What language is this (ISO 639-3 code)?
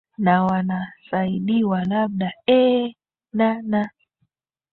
swa